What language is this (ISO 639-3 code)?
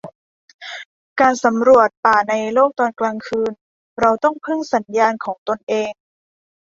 tha